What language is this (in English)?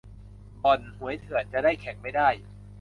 Thai